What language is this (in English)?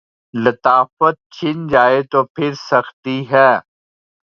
Urdu